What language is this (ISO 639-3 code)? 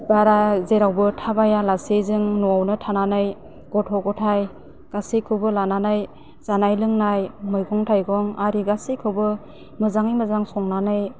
brx